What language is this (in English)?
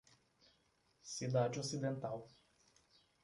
Portuguese